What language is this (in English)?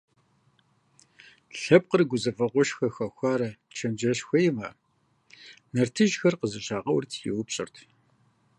Kabardian